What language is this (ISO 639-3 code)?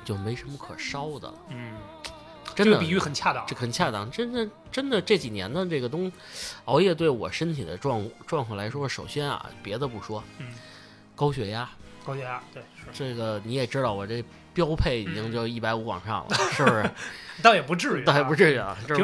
zho